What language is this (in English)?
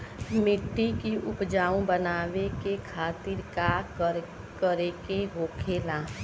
Bhojpuri